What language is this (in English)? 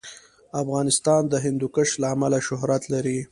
Pashto